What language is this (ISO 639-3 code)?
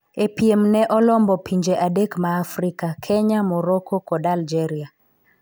luo